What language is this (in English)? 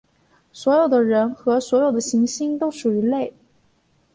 Chinese